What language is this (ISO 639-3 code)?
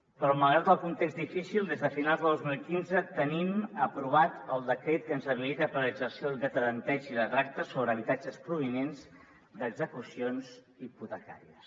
cat